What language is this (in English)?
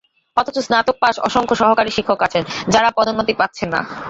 Bangla